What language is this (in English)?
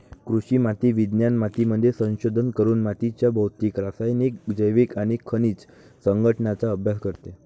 Marathi